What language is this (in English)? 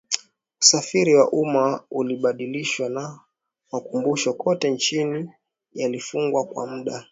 Swahili